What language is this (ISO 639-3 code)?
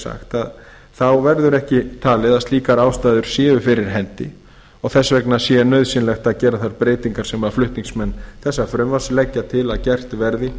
isl